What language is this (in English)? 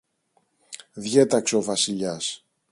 Greek